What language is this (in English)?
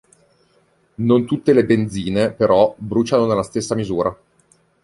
Italian